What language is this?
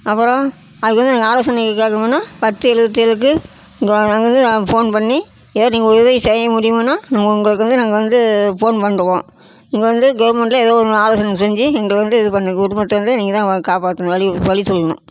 Tamil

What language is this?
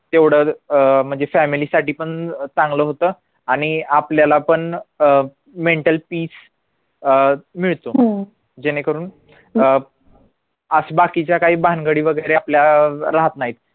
Marathi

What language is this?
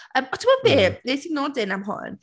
Welsh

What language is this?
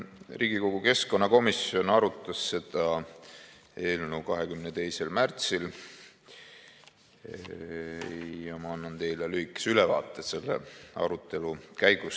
Estonian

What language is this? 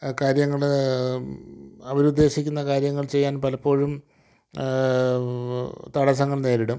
Malayalam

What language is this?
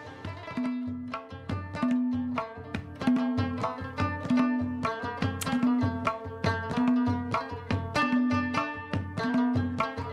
Persian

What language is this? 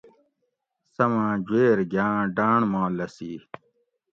Gawri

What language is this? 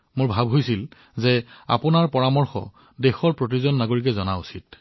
Assamese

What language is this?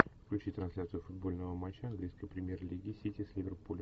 Russian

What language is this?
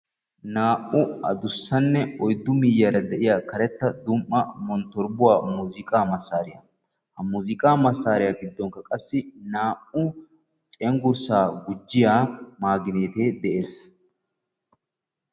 Wolaytta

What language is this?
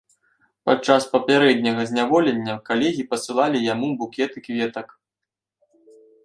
Belarusian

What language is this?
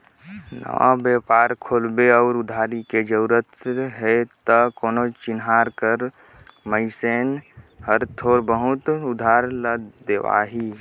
Chhattisgarhi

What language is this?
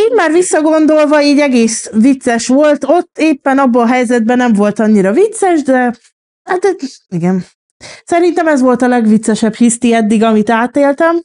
Hungarian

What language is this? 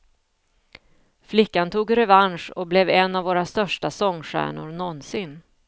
Swedish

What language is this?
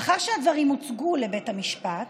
Hebrew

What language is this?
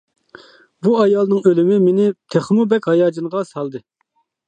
Uyghur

